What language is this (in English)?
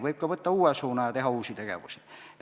Estonian